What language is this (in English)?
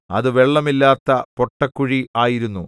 Malayalam